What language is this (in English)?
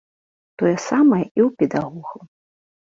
Belarusian